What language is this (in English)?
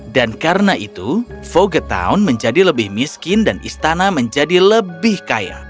Indonesian